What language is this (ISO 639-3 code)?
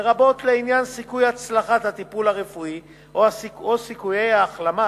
heb